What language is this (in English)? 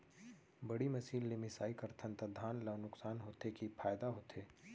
Chhattisgarhi